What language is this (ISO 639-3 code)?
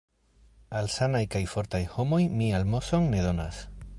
epo